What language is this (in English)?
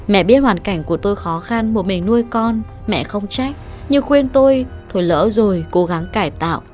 Vietnamese